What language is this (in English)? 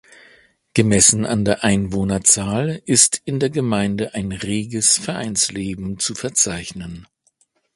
German